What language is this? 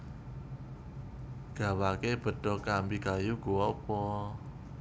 Javanese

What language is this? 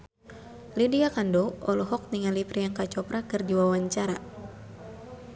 Sundanese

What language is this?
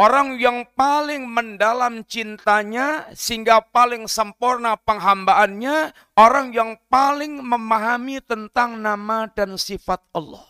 Indonesian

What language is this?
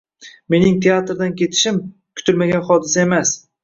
Uzbek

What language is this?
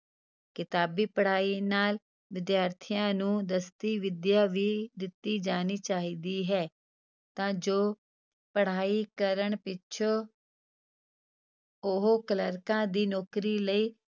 Punjabi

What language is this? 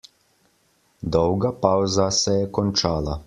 Slovenian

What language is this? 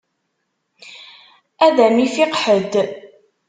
Kabyle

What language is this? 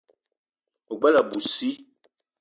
Eton (Cameroon)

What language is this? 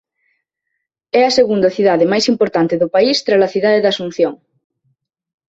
Galician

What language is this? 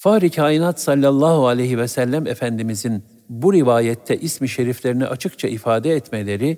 Turkish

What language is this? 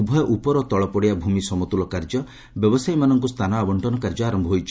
Odia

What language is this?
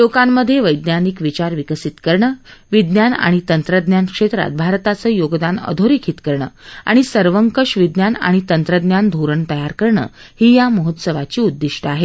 Marathi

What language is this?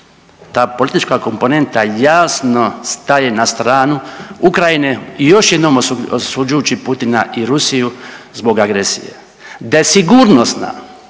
Croatian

